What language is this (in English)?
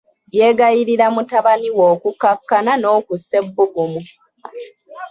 Ganda